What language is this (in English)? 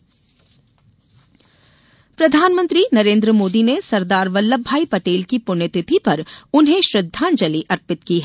Hindi